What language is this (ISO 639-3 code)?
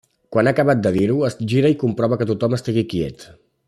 cat